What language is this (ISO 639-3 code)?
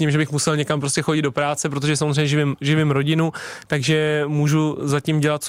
ces